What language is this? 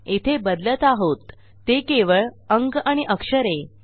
Marathi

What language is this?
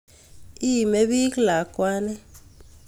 Kalenjin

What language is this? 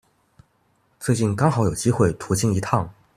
Chinese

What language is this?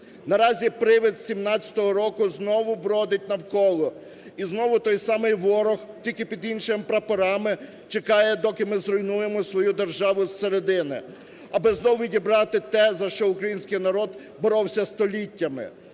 Ukrainian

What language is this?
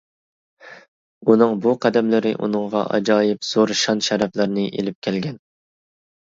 Uyghur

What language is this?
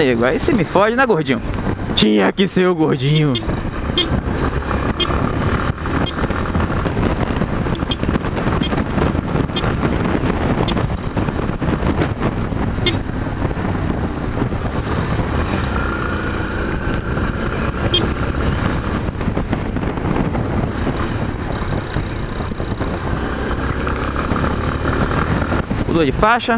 Portuguese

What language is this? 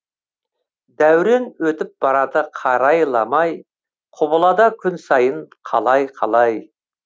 Kazakh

